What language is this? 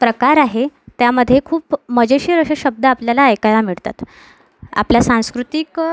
Marathi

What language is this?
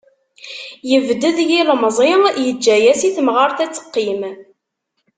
Kabyle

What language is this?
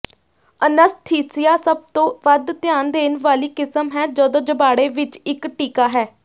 Punjabi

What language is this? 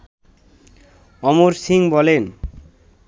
Bangla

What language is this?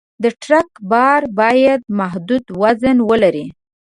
Pashto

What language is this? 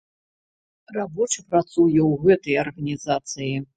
Belarusian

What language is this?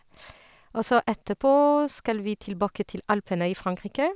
Norwegian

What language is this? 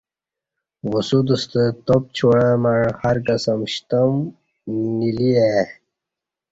Kati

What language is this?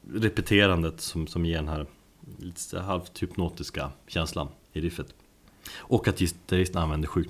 Swedish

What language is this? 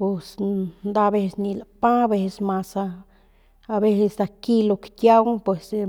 Northern Pame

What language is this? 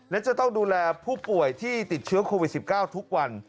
Thai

